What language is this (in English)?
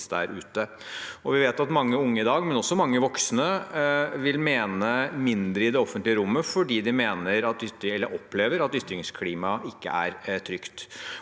Norwegian